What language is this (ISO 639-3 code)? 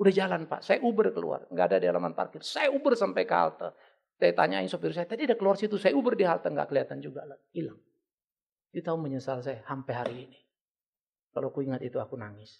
ind